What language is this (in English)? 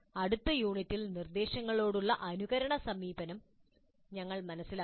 Malayalam